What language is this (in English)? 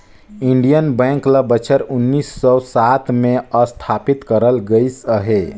Chhattisgarhi